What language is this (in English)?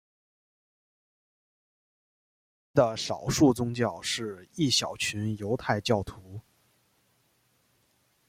Chinese